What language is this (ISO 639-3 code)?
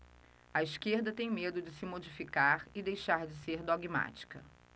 por